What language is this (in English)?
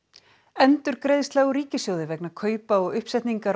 Icelandic